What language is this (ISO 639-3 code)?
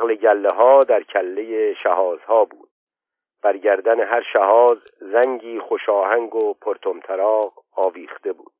fas